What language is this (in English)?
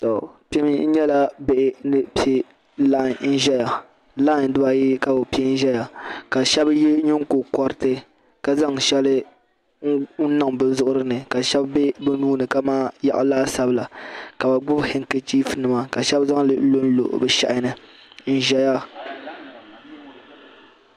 Dagbani